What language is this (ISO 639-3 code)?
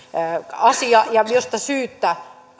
fin